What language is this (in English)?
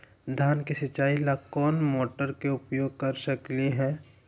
Magahi